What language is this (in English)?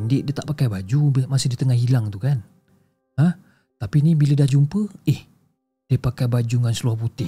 Malay